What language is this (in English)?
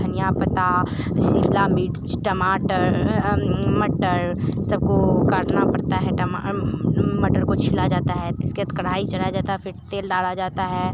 Hindi